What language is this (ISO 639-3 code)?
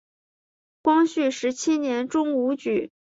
zho